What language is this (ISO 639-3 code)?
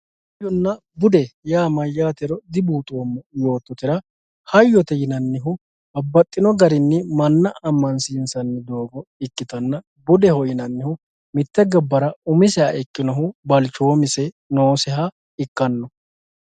sid